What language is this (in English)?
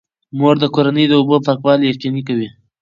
Pashto